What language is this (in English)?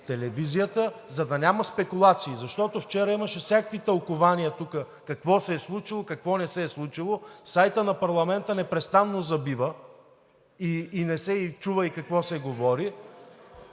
Bulgarian